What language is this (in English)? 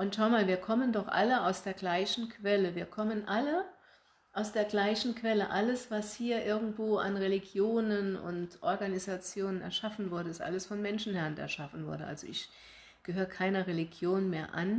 German